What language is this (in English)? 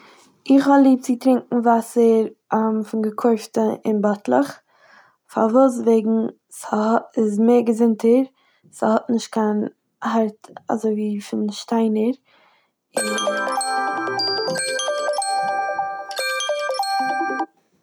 Yiddish